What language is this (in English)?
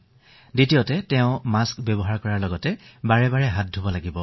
Assamese